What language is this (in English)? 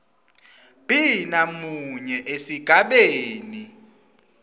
Swati